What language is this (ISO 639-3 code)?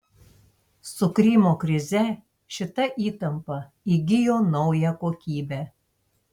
lit